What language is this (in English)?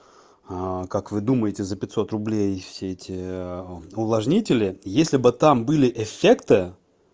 Russian